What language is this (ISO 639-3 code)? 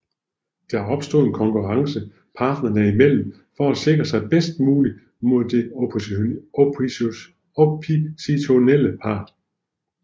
dan